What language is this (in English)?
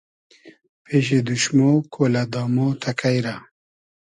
Hazaragi